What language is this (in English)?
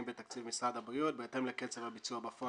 Hebrew